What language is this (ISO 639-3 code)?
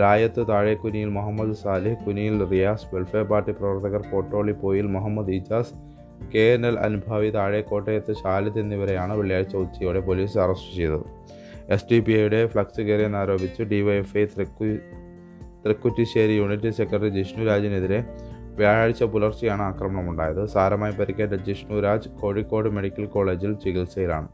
mal